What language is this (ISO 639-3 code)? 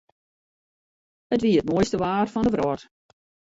fry